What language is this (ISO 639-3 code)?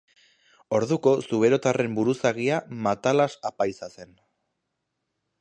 eus